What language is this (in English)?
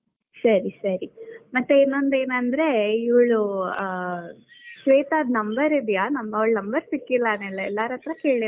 Kannada